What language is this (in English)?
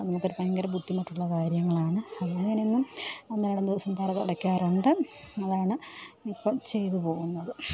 Malayalam